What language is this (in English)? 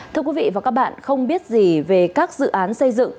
Vietnamese